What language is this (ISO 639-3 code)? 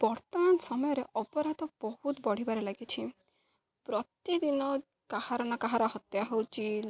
ori